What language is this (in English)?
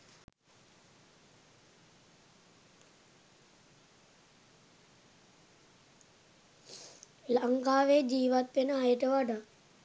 Sinhala